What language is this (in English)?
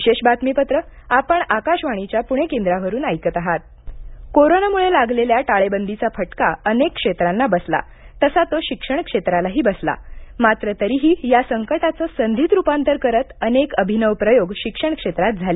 Marathi